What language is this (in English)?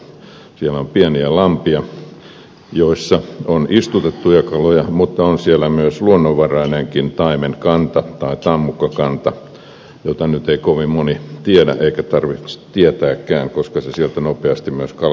Finnish